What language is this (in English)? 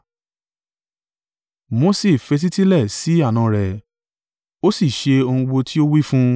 Yoruba